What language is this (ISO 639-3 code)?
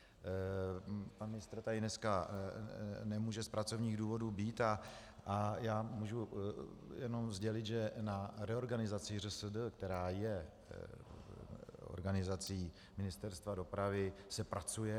ces